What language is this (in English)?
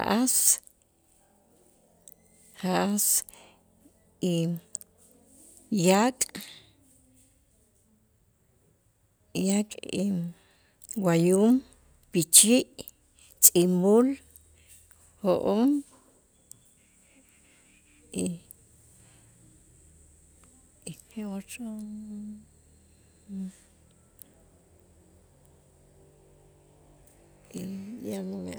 Itzá